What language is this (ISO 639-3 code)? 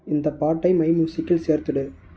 tam